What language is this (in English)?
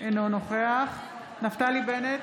Hebrew